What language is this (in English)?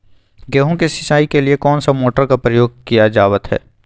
Magahi